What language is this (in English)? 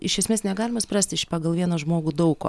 Lithuanian